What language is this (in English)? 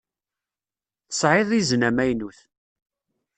Kabyle